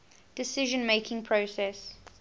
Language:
English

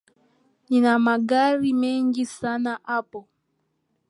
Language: Swahili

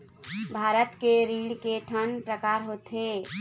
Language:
Chhattisgarhi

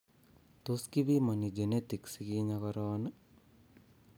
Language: Kalenjin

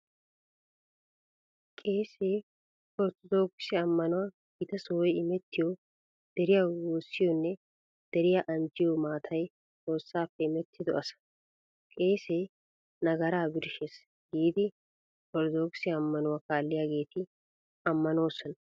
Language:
Wolaytta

